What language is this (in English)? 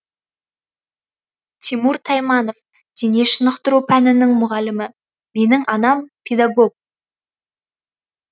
Kazakh